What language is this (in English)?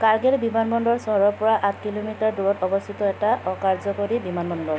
Assamese